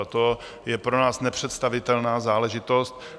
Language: Czech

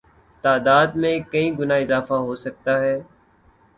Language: Urdu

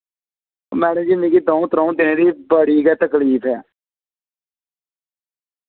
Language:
Dogri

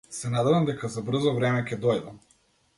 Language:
Macedonian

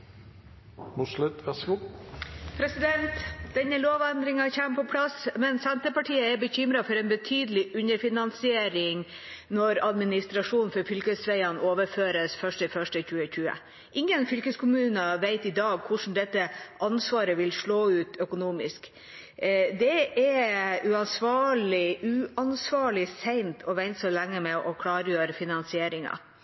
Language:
Norwegian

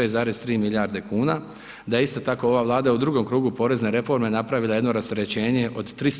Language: Croatian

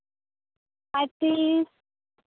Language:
Santali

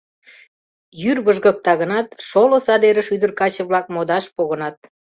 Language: Mari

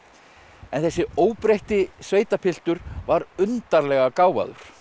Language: Icelandic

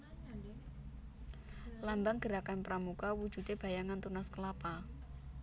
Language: Javanese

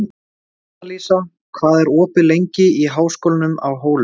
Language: Icelandic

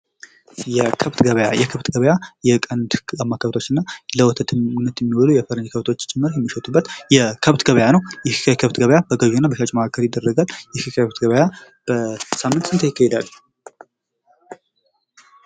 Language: Amharic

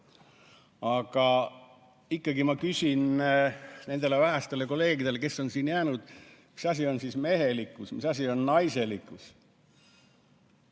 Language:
Estonian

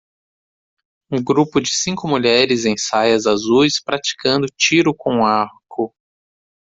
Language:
Portuguese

